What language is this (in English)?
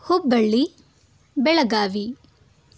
Kannada